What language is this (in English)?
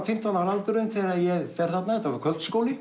Icelandic